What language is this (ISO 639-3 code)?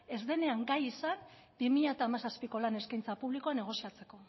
eus